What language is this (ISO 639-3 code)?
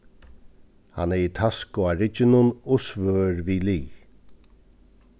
fao